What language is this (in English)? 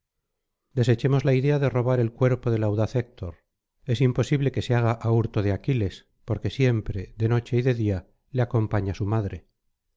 Spanish